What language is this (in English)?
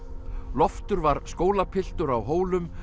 Icelandic